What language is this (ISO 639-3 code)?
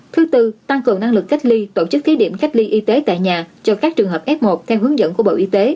vie